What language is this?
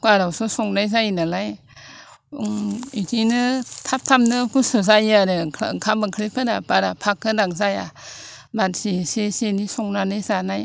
Bodo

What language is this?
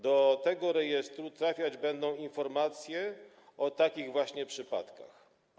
Polish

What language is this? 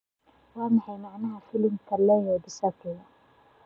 Somali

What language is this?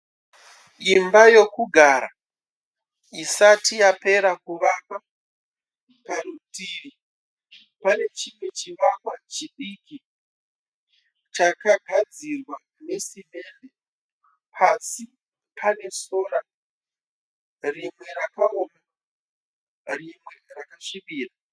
Shona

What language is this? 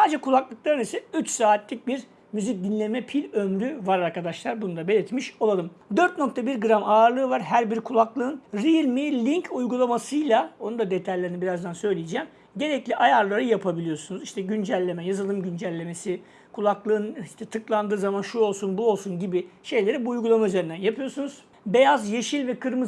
Turkish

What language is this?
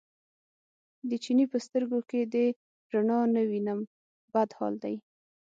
Pashto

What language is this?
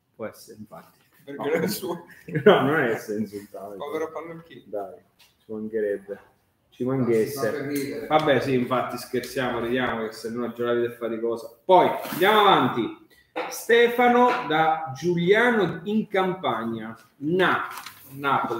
Italian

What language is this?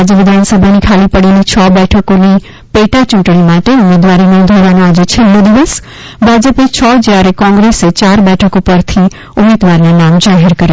Gujarati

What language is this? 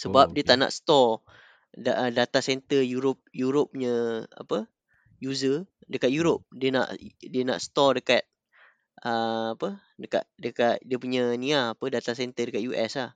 Malay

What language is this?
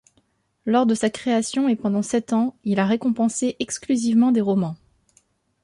French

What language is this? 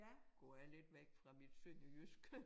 Danish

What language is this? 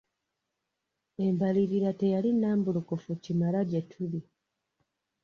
Ganda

